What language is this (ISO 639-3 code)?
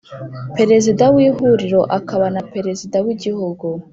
kin